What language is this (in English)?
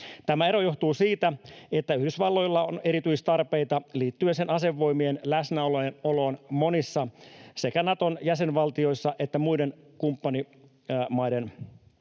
Finnish